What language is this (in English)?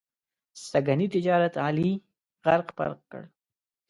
Pashto